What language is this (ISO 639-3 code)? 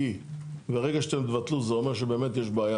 heb